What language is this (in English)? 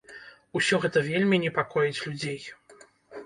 Belarusian